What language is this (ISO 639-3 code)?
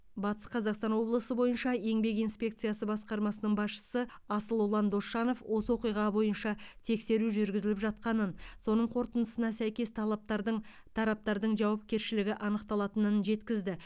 kaz